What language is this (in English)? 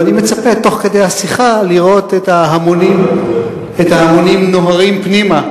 Hebrew